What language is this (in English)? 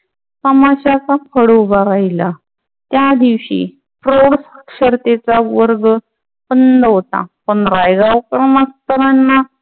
Marathi